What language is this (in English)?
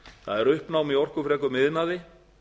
Icelandic